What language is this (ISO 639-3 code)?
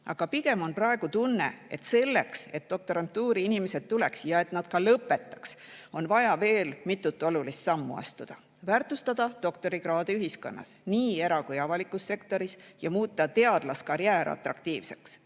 est